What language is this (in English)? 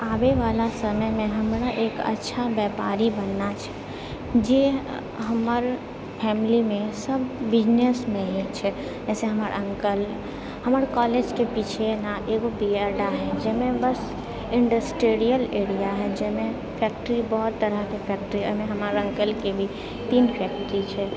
Maithili